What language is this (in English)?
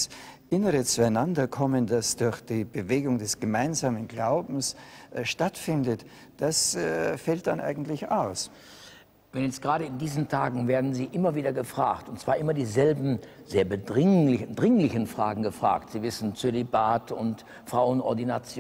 German